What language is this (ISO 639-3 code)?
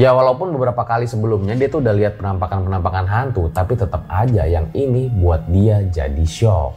ind